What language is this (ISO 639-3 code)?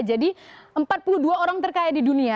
ind